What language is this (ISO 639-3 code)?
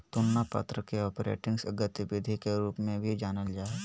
mag